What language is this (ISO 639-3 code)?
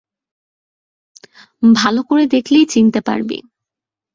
ben